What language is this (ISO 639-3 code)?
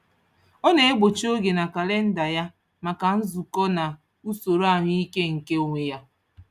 ibo